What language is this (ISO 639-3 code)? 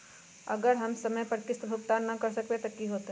mag